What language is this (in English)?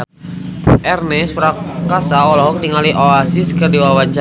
Sundanese